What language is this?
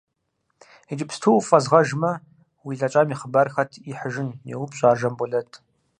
Kabardian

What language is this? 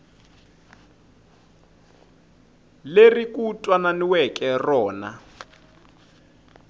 Tsonga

